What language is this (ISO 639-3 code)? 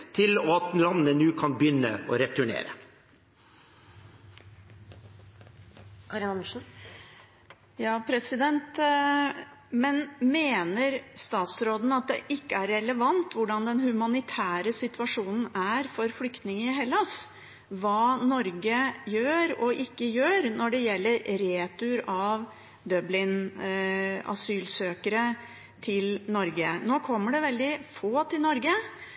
nob